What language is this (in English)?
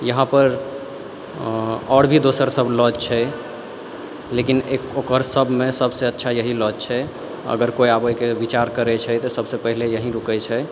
Maithili